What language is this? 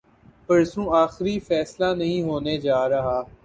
Urdu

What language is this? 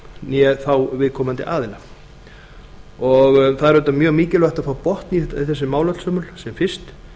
Icelandic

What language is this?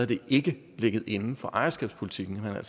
Danish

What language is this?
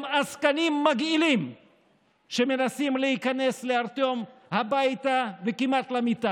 Hebrew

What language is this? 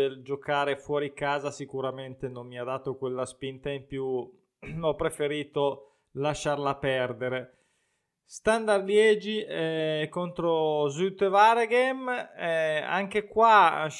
Italian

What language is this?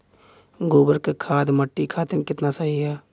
Bhojpuri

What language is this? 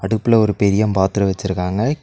Tamil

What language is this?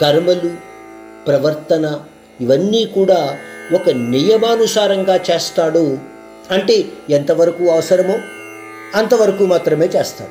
Hindi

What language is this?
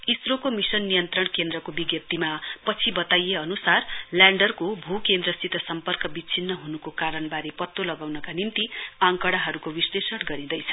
Nepali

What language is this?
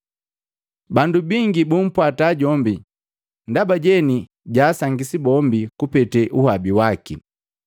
Matengo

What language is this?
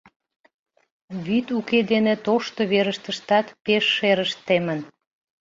Mari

